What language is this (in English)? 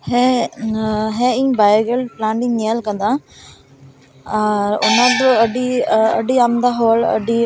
Santali